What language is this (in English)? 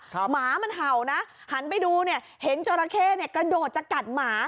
Thai